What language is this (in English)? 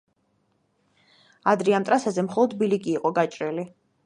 Georgian